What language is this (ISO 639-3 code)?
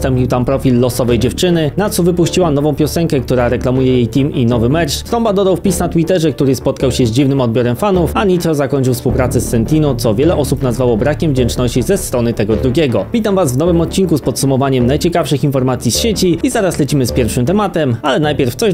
pol